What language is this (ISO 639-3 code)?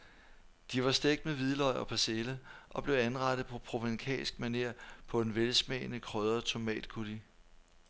dan